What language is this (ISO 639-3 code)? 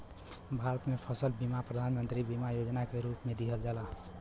bho